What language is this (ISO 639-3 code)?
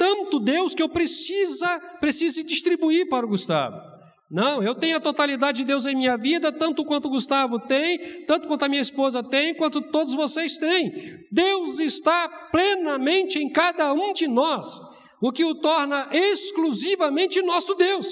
por